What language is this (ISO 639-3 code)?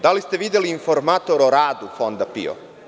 srp